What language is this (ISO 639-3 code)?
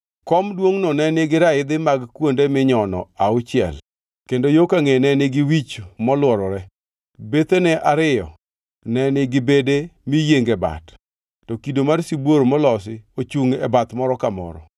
luo